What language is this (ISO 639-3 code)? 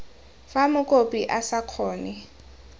tsn